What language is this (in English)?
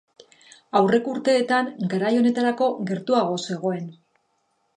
Basque